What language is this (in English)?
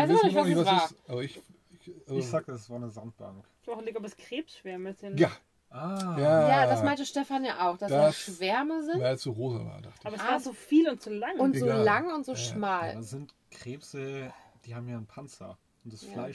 German